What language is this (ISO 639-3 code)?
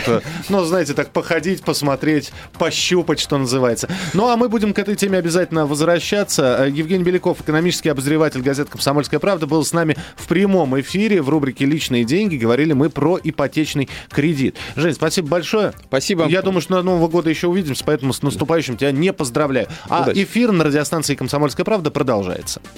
rus